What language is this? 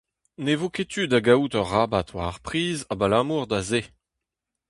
Breton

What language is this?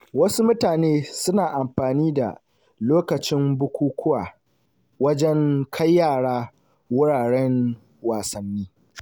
Hausa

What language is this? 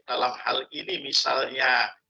Indonesian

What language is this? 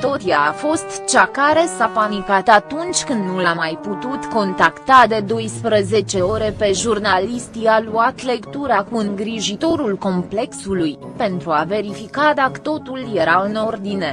Romanian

